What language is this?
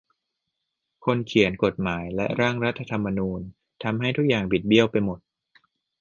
Thai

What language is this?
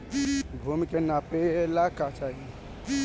Bhojpuri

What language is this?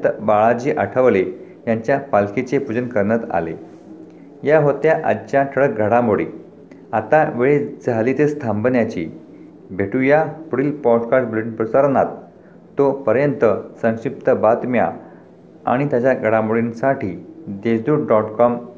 Marathi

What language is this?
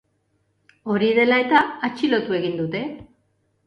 Basque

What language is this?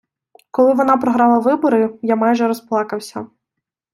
Ukrainian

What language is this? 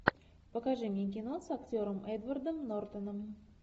Russian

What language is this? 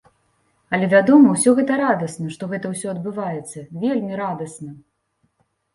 Belarusian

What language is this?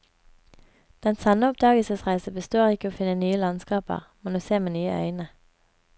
Norwegian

